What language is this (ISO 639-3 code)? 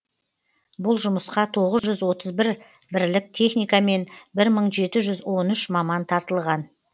kaz